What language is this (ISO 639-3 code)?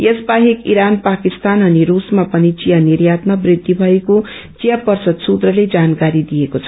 nep